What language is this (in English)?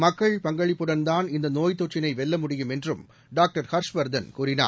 Tamil